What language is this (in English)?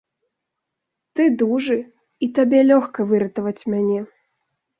Belarusian